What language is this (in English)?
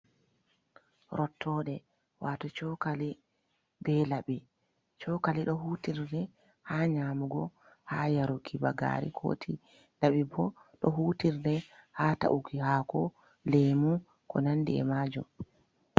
Fula